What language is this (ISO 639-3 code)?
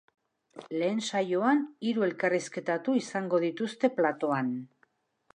eus